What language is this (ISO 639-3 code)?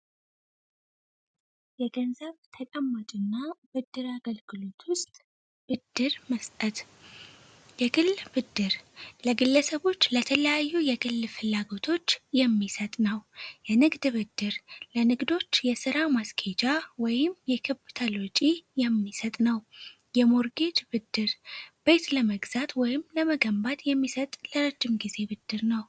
amh